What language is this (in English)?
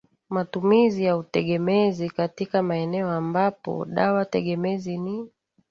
Swahili